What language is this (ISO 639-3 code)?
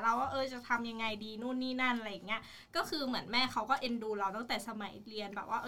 tha